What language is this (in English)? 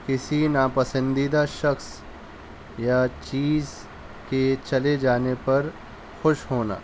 Urdu